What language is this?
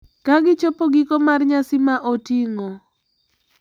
Luo (Kenya and Tanzania)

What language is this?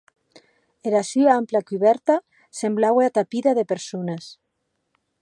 Occitan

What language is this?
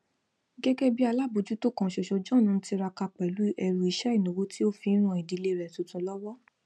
Yoruba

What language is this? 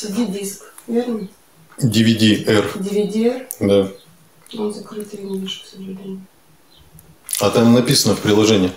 Russian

